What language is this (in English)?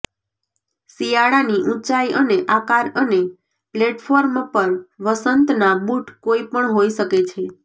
Gujarati